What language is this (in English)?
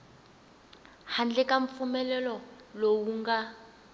Tsonga